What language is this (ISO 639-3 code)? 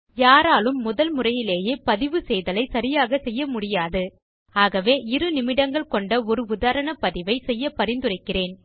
tam